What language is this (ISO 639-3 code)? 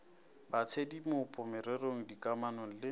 nso